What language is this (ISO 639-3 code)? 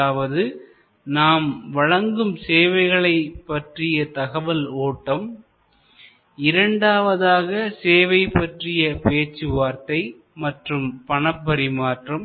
tam